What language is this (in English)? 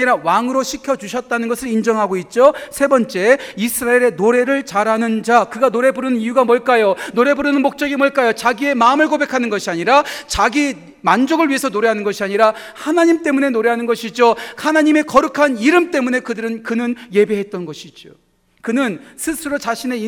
Korean